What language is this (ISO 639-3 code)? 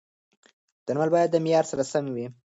pus